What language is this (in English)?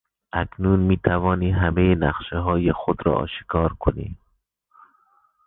Persian